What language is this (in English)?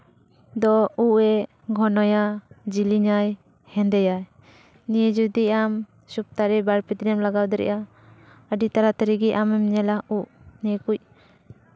Santali